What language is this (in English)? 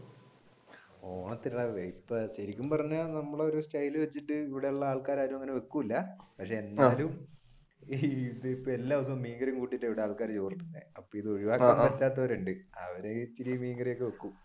Malayalam